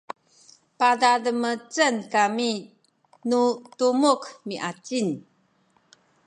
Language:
Sakizaya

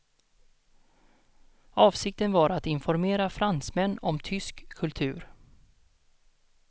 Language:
Swedish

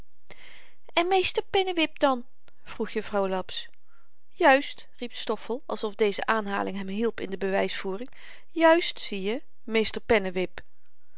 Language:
Dutch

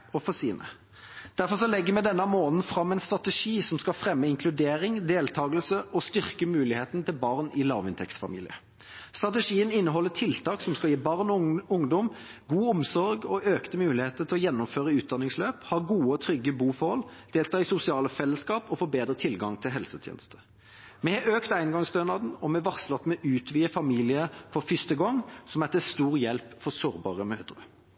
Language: Norwegian Bokmål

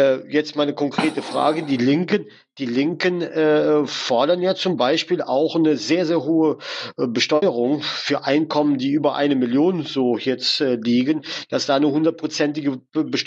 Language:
German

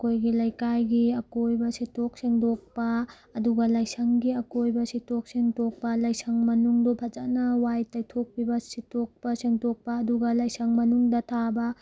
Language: Manipuri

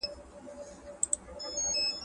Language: Pashto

